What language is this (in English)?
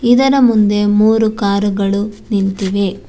Kannada